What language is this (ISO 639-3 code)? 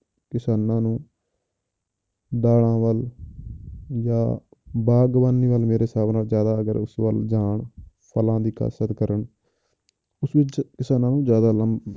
pan